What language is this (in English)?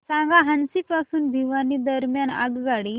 Marathi